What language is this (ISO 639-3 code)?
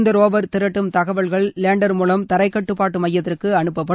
tam